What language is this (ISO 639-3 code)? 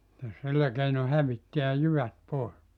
fin